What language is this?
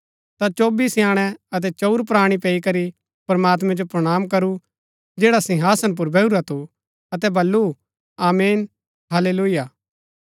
Gaddi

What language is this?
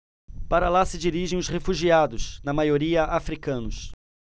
Portuguese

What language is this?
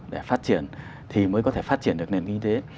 Vietnamese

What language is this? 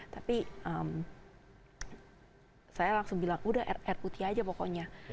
Indonesian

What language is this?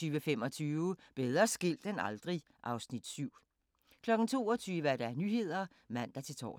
Danish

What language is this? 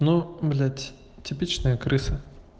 Russian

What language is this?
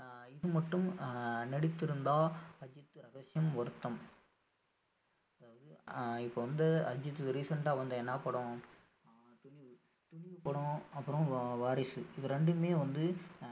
Tamil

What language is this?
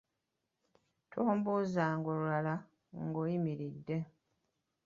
Ganda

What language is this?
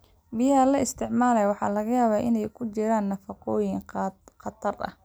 Somali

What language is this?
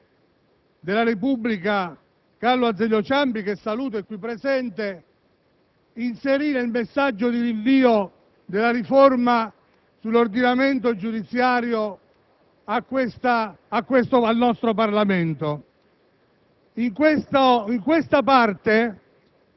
Italian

